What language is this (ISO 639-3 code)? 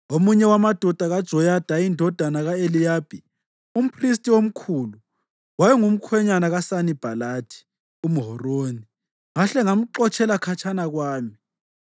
nde